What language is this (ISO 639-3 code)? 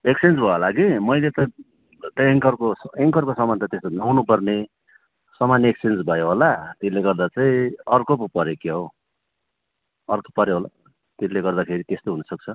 nep